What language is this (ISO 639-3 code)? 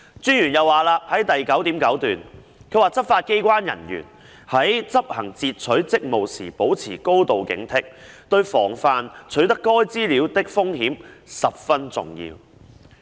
yue